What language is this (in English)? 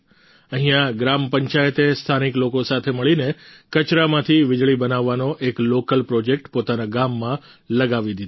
Gujarati